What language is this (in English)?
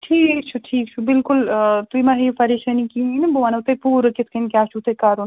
Kashmiri